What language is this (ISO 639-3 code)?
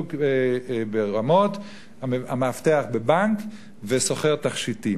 heb